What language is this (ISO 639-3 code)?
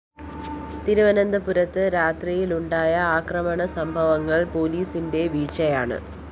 mal